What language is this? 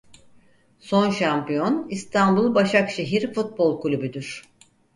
Turkish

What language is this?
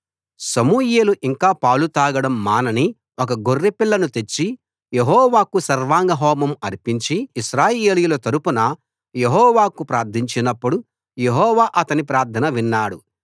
Telugu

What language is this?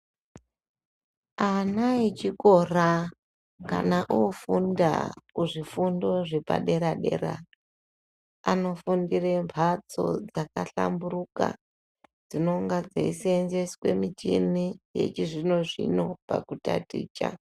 Ndau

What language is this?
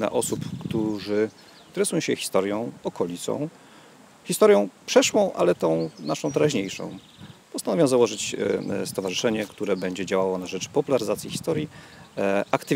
Polish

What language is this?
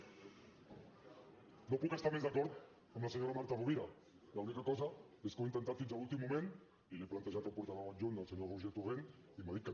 Catalan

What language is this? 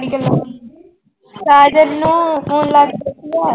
Punjabi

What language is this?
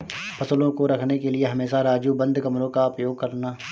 Hindi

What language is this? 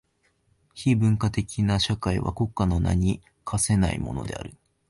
Japanese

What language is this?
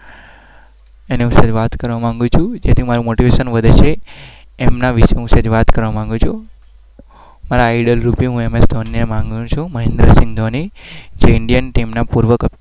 Gujarati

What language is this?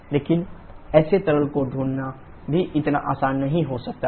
Hindi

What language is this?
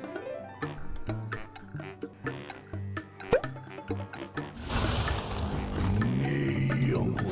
Korean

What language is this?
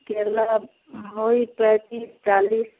Hindi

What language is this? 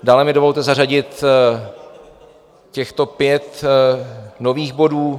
Czech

